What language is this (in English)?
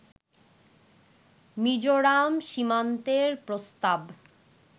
Bangla